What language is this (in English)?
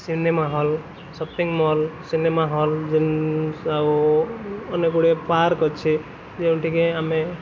Odia